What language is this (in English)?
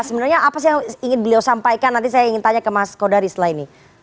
Indonesian